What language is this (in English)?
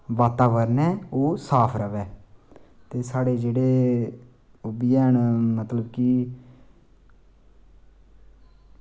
Dogri